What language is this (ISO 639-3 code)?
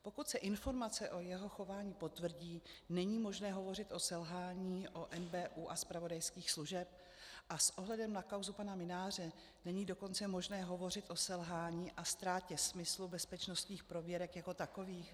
ces